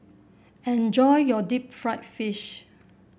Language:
English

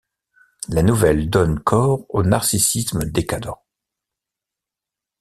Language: French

